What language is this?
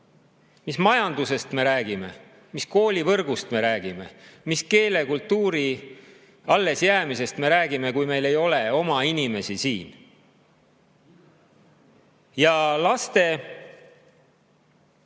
Estonian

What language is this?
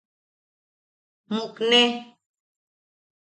Yaqui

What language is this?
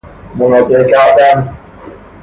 Persian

